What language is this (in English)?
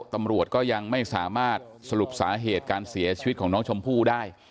Thai